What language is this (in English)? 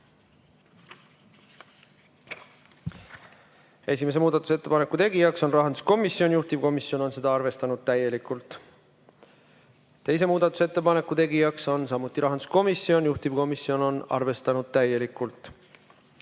Estonian